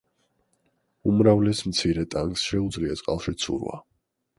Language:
Georgian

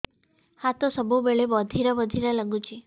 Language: Odia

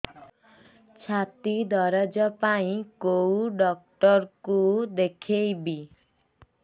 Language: Odia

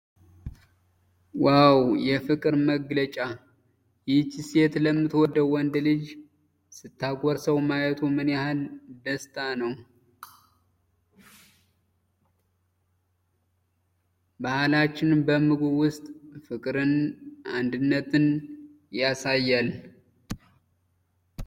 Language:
Amharic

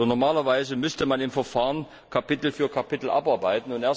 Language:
German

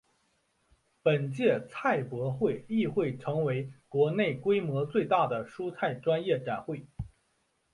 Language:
Chinese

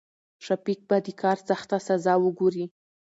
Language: Pashto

